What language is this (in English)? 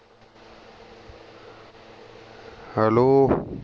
Punjabi